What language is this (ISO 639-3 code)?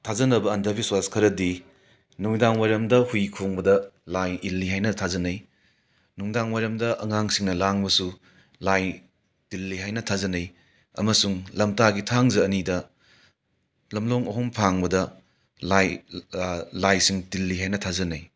mni